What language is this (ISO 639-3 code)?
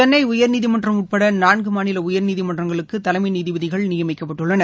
tam